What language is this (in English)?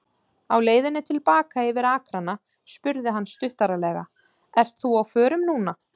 Icelandic